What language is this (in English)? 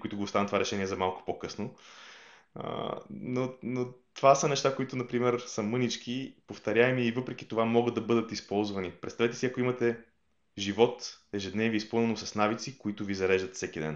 Bulgarian